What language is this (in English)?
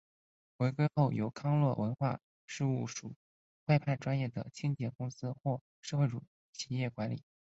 Chinese